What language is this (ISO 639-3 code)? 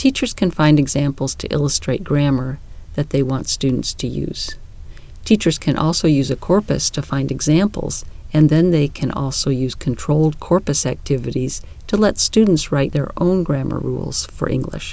eng